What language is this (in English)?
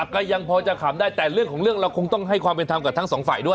Thai